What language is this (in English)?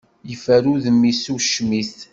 Kabyle